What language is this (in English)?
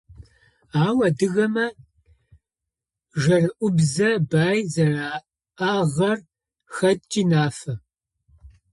Adyghe